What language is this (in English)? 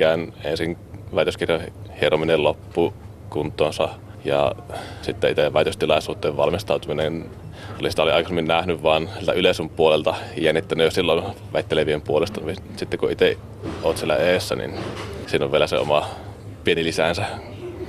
Finnish